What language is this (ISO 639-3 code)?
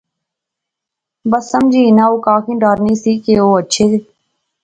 phr